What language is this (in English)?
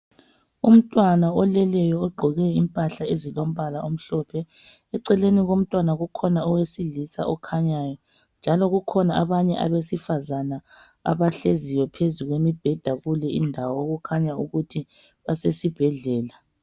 North Ndebele